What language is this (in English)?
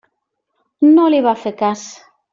Catalan